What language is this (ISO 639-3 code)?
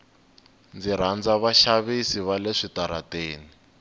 tso